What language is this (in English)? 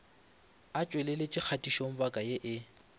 Northern Sotho